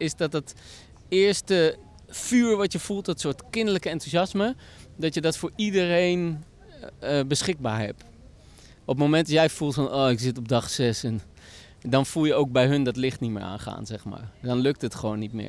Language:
Dutch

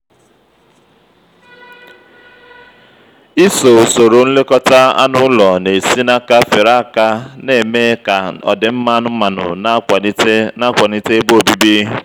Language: Igbo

